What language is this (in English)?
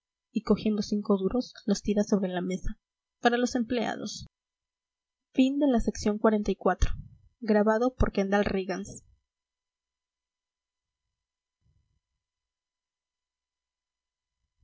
Spanish